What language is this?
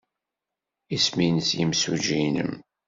Kabyle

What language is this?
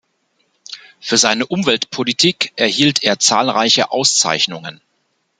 German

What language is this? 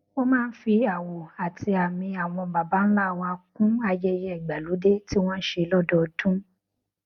Yoruba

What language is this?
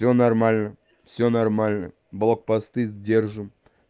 Russian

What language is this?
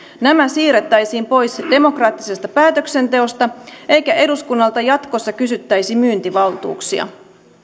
Finnish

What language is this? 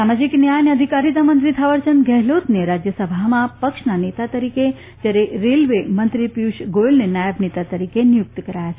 Gujarati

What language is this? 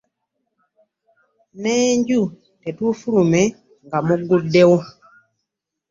Ganda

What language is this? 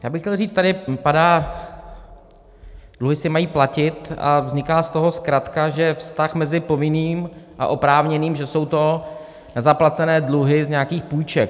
Czech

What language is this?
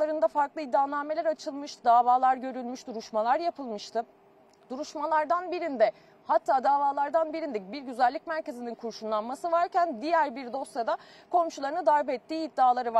Turkish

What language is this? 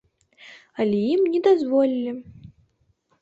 Belarusian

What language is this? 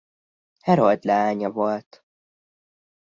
Hungarian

